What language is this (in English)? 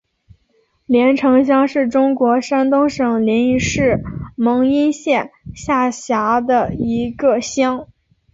Chinese